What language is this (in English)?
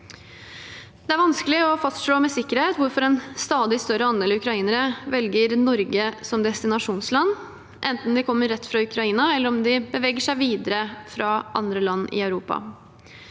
Norwegian